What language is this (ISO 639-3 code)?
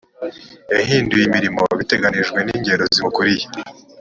kin